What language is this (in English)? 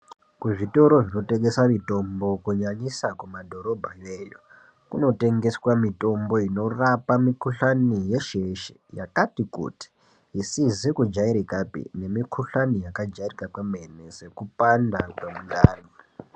Ndau